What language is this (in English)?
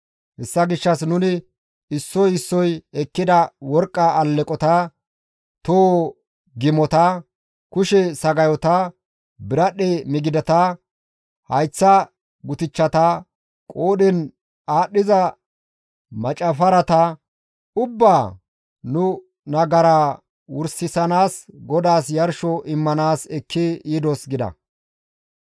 Gamo